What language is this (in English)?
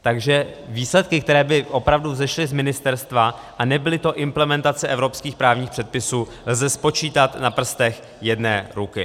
Czech